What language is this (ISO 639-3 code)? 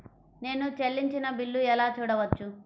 tel